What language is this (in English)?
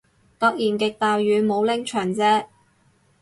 Cantonese